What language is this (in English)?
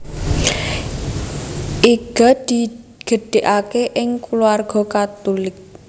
Javanese